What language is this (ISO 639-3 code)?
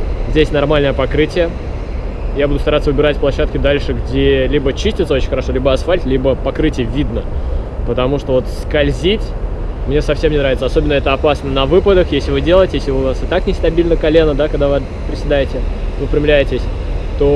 rus